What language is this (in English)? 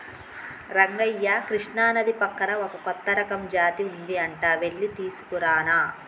Telugu